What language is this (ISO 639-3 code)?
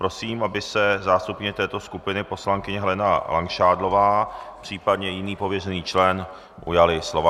ces